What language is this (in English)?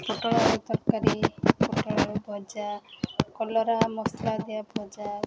Odia